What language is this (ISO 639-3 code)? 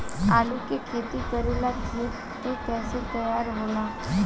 bho